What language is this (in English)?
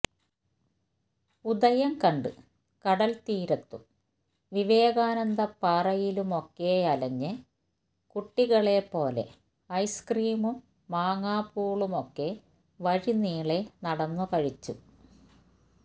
Malayalam